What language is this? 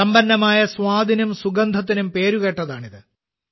Malayalam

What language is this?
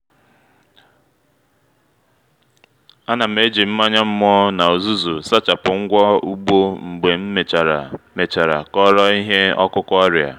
Igbo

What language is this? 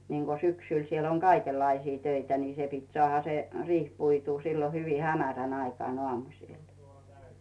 Finnish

